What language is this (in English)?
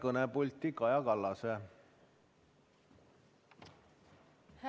Estonian